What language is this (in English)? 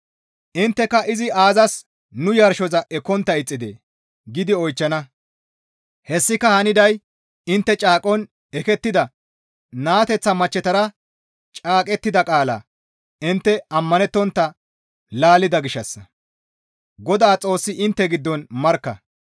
Gamo